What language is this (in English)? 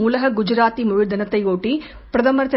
Tamil